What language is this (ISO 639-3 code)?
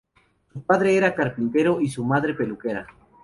spa